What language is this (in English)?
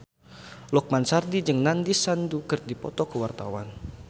Sundanese